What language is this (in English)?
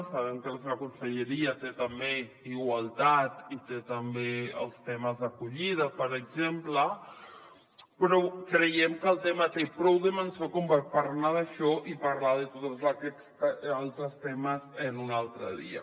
Catalan